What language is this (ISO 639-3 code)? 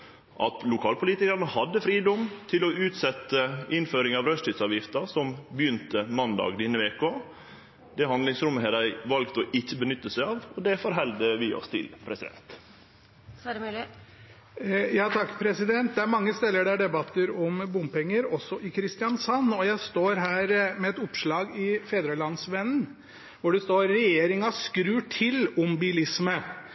nor